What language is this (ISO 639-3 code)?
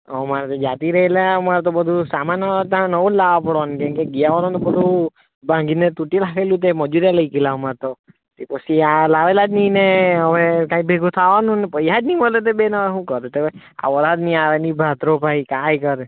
guj